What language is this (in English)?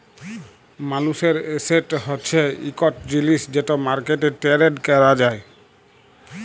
Bangla